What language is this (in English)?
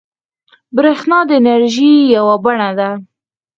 Pashto